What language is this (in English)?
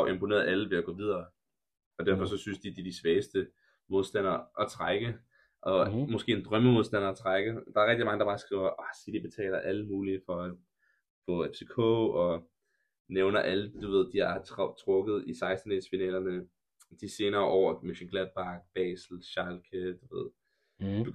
Danish